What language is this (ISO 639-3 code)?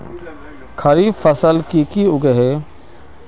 mag